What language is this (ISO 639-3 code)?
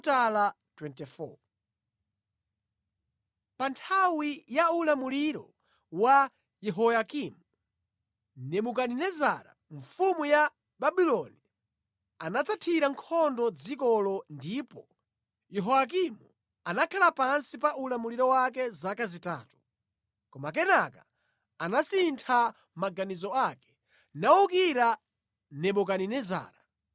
nya